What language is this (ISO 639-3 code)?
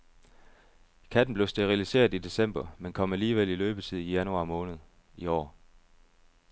dan